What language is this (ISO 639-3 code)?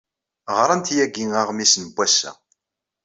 kab